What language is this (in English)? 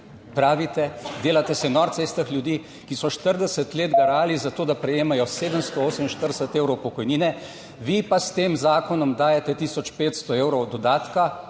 Slovenian